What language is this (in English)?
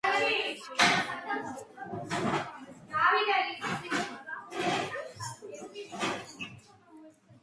Georgian